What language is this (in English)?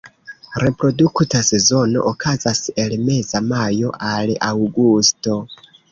Esperanto